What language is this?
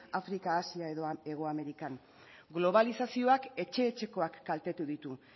Basque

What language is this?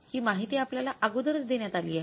Marathi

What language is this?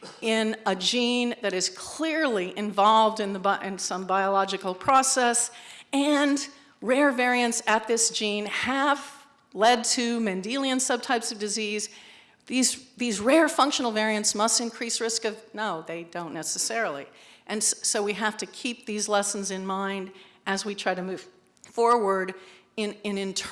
English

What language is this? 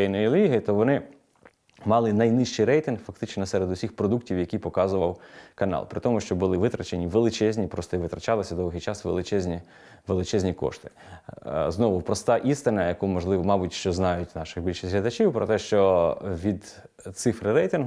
Ukrainian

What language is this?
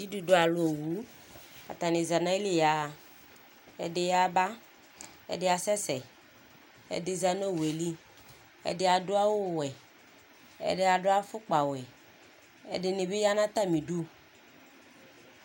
Ikposo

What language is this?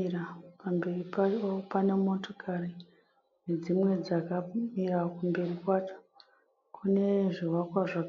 Shona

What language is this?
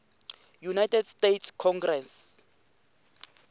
Tsonga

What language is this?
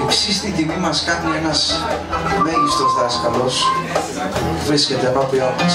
Greek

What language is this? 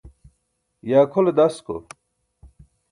Burushaski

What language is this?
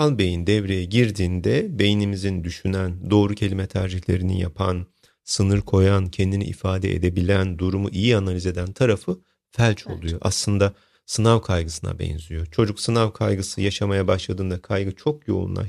Turkish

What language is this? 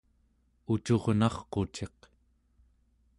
Central Yupik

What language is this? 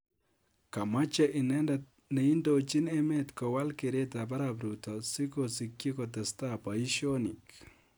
Kalenjin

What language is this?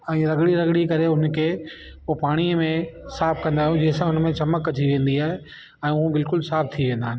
Sindhi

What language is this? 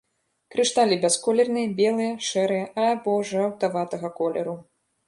Belarusian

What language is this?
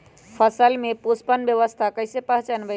Magahi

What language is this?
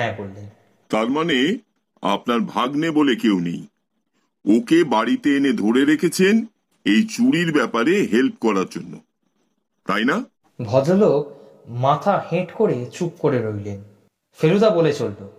Bangla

